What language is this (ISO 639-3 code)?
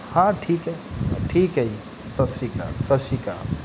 pan